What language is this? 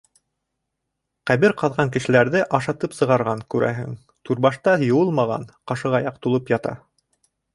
Bashkir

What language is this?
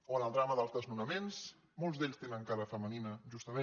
Catalan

